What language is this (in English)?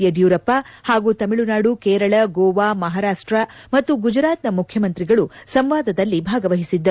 Kannada